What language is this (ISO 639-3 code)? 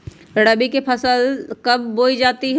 mag